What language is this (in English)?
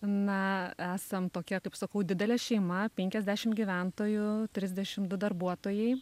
Lithuanian